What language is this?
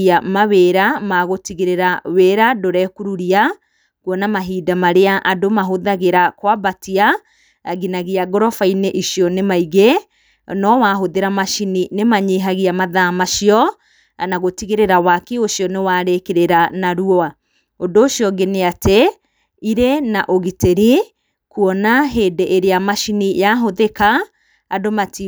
Kikuyu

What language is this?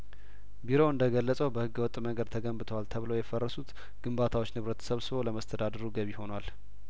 Amharic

